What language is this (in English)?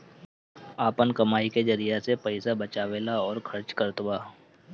Bhojpuri